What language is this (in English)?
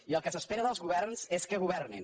Catalan